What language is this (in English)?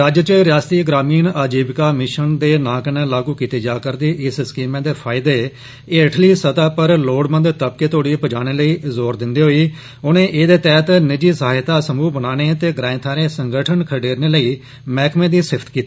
Dogri